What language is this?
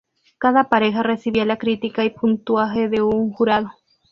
Spanish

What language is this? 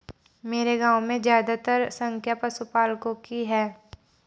Hindi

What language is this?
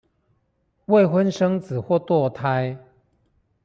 Chinese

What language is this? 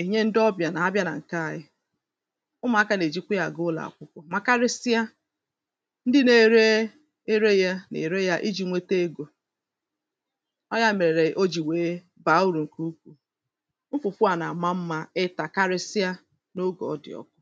Igbo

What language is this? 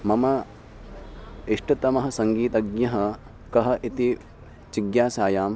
Sanskrit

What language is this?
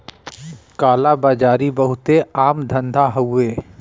Bhojpuri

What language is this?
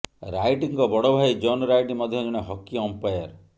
Odia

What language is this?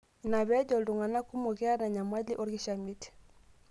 Masai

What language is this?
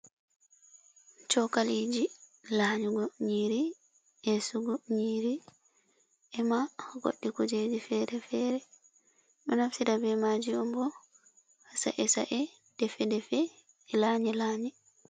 Fula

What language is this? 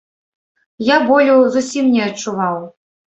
Belarusian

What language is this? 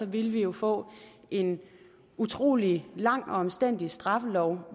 Danish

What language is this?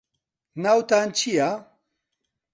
Central Kurdish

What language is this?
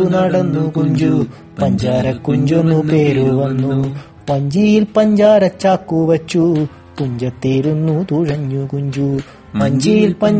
Malayalam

